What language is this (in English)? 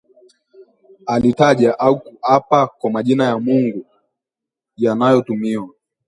Swahili